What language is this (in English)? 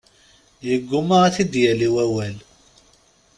Kabyle